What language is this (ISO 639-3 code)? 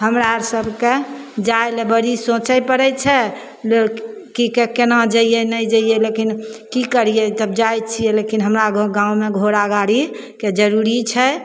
mai